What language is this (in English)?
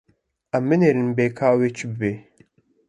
Kurdish